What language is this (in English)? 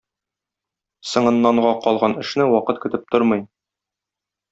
Tatar